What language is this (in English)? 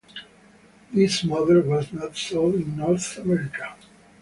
English